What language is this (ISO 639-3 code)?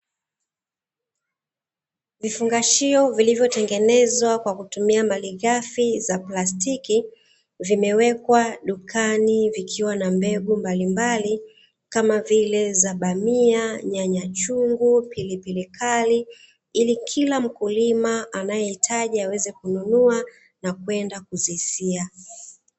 swa